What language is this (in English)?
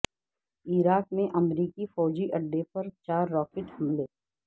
Urdu